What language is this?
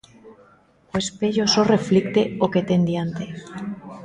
Galician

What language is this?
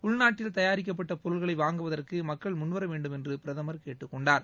Tamil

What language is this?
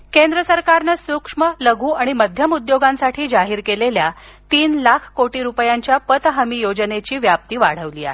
Marathi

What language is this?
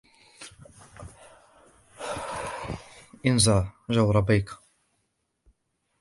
Arabic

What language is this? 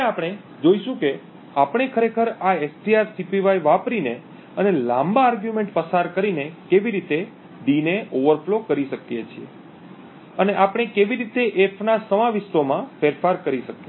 Gujarati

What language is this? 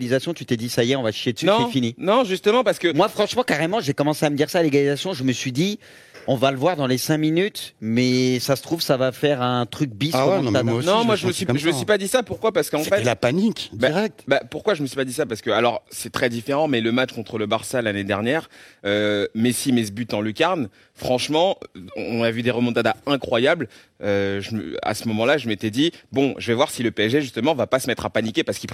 French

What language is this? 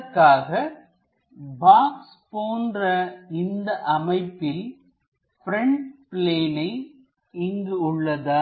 Tamil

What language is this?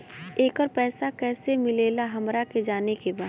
Bhojpuri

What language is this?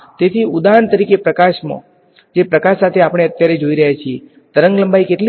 Gujarati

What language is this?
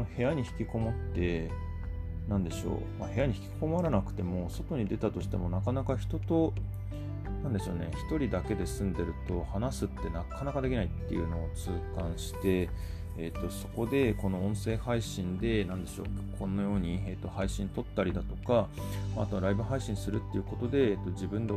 Japanese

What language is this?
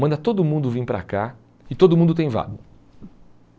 Portuguese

